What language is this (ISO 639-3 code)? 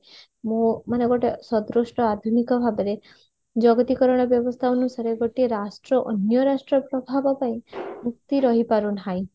ori